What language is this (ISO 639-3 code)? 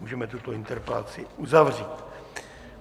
ces